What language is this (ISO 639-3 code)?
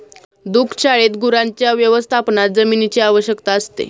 mar